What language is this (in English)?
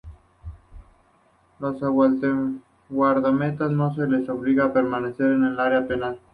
Spanish